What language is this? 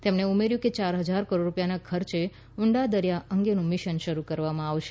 Gujarati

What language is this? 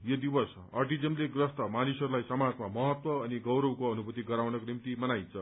Nepali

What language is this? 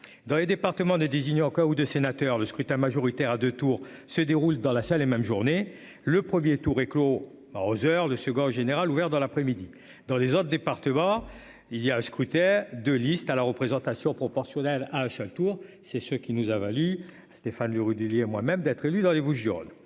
French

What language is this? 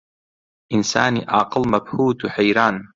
Central Kurdish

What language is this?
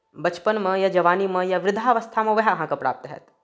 Maithili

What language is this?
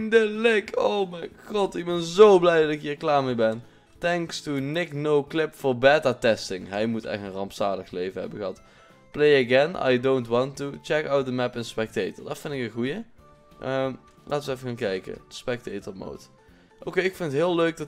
Dutch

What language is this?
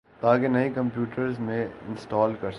Urdu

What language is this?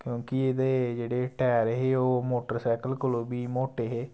Dogri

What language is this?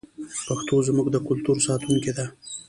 Pashto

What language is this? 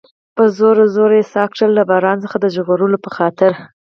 Pashto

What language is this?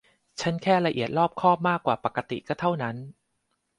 Thai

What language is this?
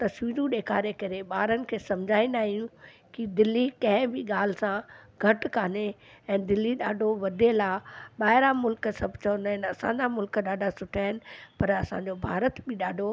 Sindhi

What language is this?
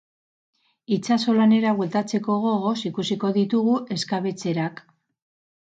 Basque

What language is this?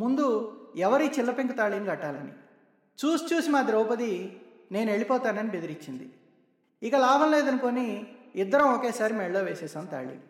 Telugu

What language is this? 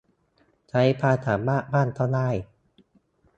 Thai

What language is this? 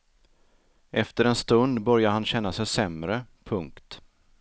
Swedish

